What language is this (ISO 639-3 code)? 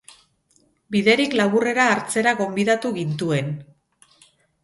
eus